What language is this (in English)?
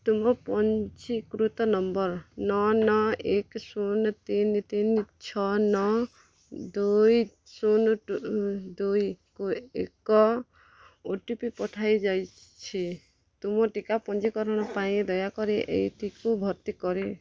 Odia